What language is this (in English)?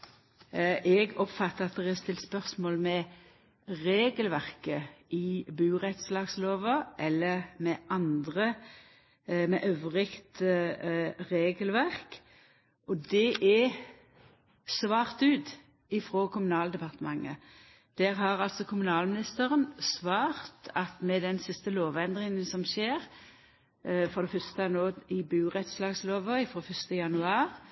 Norwegian Nynorsk